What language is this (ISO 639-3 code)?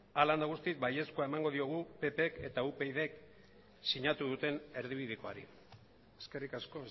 eus